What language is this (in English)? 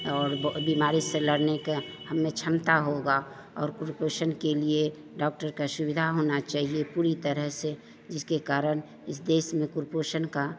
Hindi